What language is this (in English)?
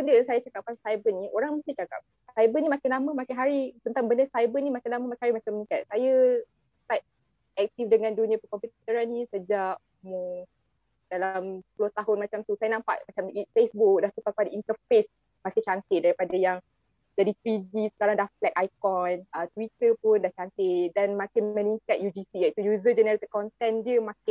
Malay